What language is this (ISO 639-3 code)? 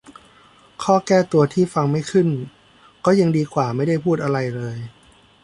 tha